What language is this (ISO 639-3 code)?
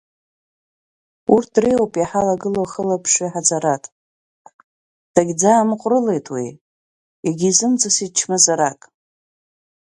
abk